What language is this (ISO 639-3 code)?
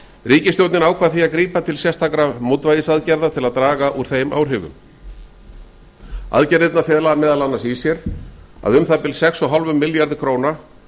isl